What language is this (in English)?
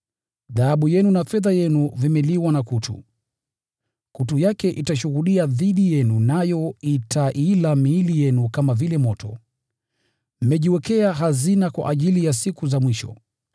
Swahili